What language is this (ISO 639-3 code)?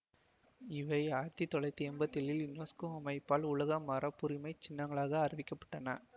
tam